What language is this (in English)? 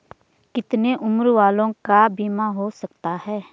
Hindi